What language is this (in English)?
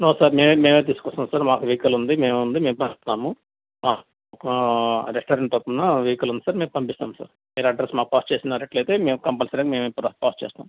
Telugu